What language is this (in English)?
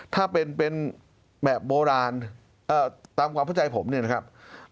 Thai